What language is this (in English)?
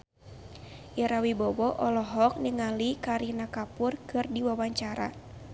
Sundanese